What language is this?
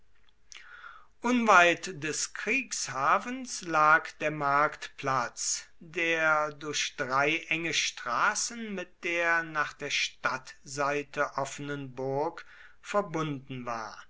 German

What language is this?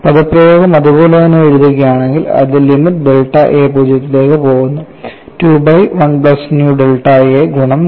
Malayalam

